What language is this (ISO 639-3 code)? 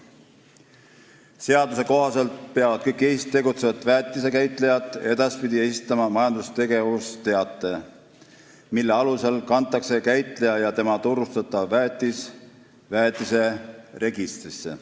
est